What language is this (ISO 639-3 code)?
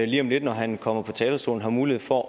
dan